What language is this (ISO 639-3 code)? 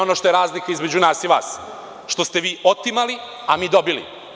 srp